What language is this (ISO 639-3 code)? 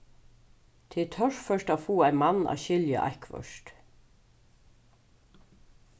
fao